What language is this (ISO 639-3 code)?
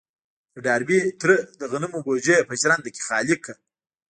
pus